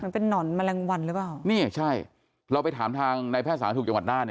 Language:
Thai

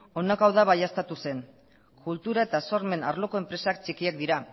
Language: Basque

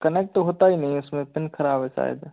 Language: Hindi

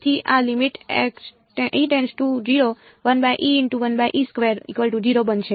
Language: Gujarati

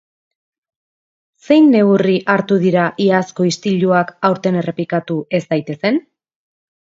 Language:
Basque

